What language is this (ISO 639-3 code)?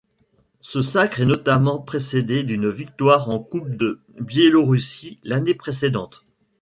fra